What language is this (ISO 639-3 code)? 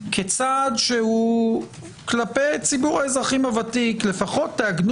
heb